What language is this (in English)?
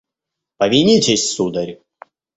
Russian